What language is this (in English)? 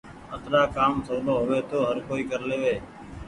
Goaria